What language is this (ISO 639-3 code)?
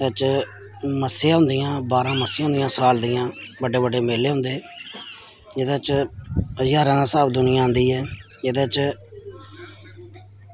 doi